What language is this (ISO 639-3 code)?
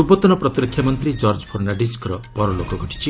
ori